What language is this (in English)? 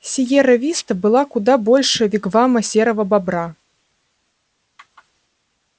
Russian